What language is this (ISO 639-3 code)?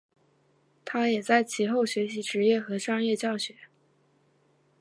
zho